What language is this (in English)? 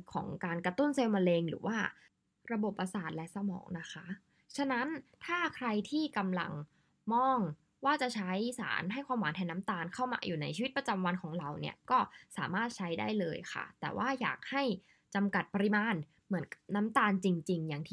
Thai